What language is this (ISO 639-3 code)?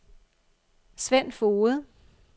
dan